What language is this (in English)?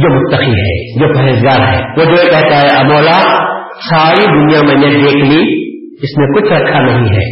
Urdu